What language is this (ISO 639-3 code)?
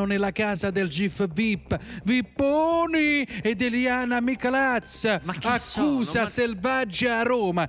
ita